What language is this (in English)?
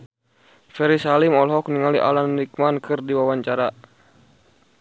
Sundanese